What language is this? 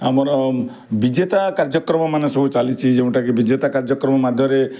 Odia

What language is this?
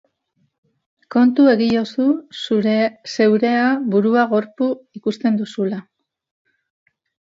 Basque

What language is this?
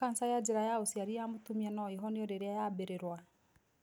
Kikuyu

